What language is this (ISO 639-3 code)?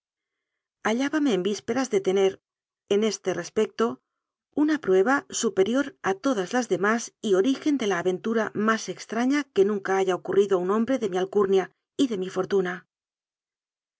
spa